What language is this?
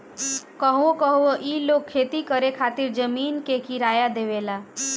Bhojpuri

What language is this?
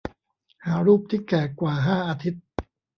Thai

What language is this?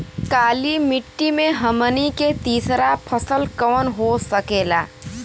Bhojpuri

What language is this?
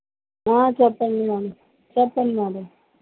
Telugu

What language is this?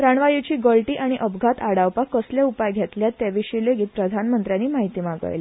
Konkani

